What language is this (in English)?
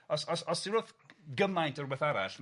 Welsh